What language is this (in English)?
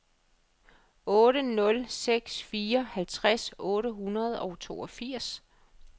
Danish